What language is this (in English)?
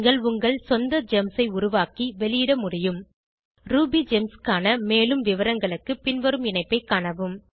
Tamil